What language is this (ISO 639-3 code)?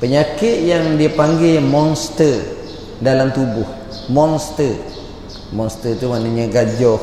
msa